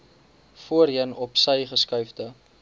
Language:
Afrikaans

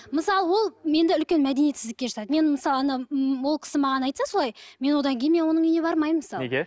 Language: Kazakh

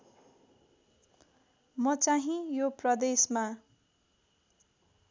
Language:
Nepali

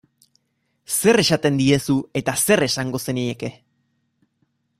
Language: Basque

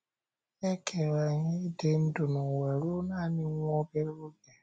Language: Igbo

